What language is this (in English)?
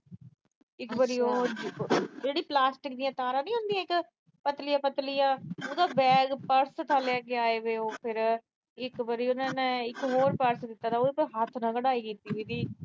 Punjabi